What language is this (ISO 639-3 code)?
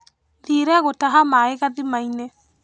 kik